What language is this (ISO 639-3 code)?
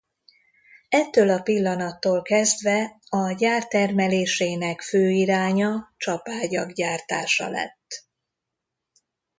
hun